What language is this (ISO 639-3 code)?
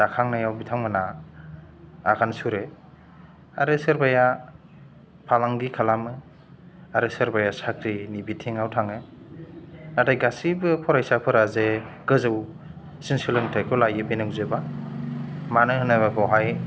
brx